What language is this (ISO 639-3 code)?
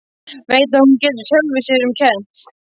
isl